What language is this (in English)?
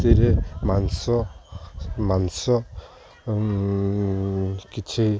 Odia